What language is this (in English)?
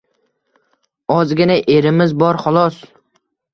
Uzbek